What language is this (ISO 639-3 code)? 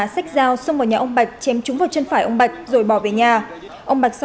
vie